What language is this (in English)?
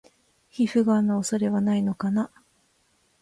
Japanese